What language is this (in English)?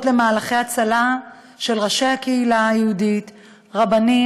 Hebrew